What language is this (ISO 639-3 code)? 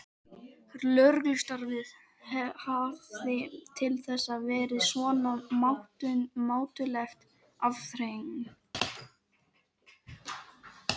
isl